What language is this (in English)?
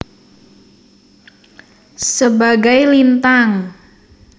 Javanese